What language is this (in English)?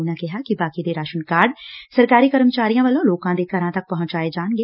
Punjabi